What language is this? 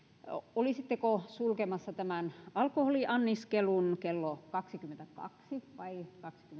Finnish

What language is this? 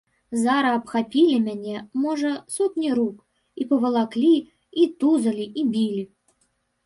Belarusian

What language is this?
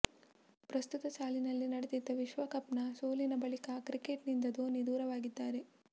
Kannada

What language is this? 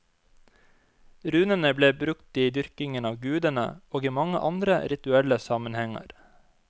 Norwegian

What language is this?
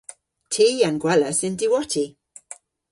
Cornish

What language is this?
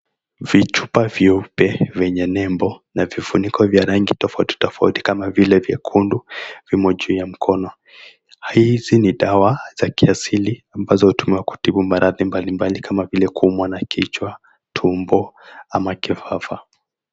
Swahili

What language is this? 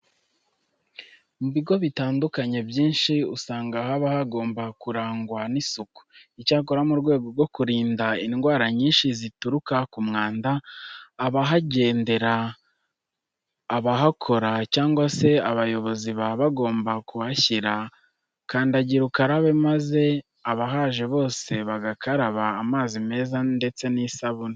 Kinyarwanda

